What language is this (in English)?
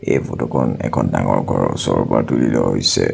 Assamese